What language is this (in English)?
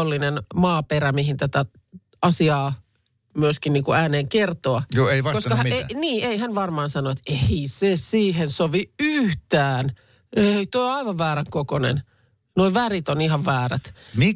Finnish